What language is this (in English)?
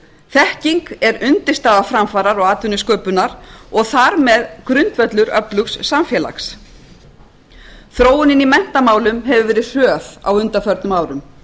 Icelandic